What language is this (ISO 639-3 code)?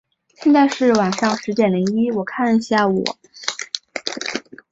zho